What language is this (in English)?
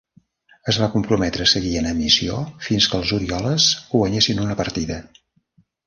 Catalan